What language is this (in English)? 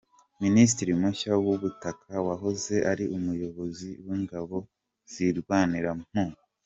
Kinyarwanda